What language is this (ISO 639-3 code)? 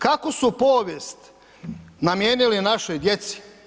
hrv